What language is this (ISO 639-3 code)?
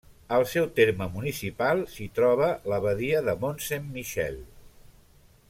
cat